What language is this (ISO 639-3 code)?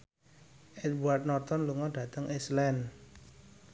jav